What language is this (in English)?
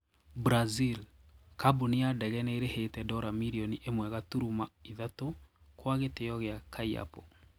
Kikuyu